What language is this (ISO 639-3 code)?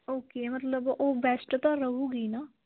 pan